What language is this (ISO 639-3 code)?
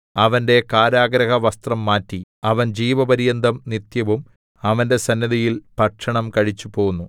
mal